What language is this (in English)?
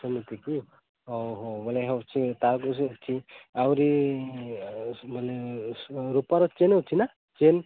Odia